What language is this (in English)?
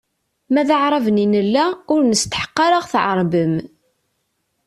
Kabyle